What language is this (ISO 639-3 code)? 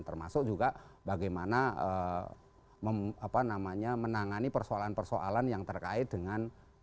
ind